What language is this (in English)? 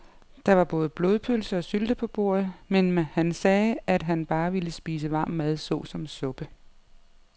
Danish